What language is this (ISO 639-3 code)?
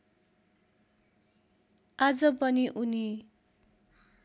nep